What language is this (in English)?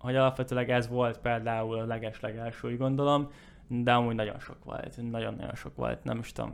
Hungarian